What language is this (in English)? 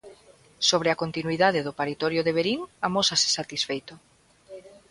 Galician